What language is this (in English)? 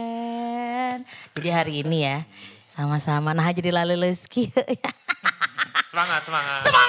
Indonesian